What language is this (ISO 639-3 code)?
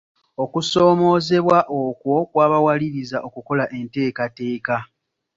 lug